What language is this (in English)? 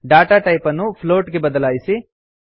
Kannada